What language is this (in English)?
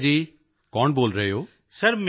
Punjabi